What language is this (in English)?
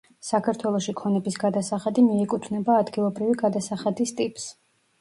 Georgian